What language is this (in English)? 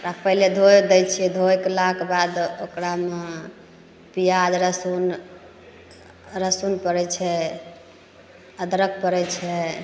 Maithili